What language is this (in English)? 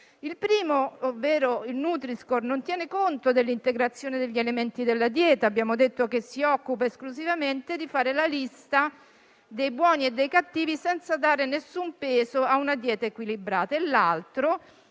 Italian